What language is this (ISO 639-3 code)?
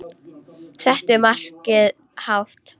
isl